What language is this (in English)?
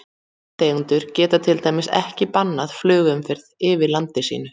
Icelandic